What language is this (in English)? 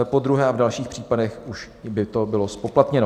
Czech